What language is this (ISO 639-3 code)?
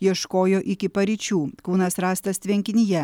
lit